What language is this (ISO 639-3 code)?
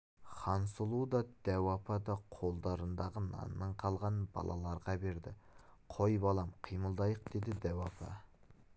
kaz